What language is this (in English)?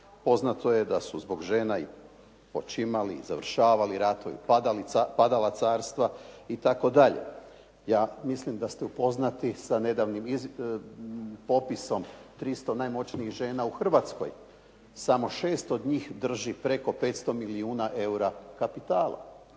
Croatian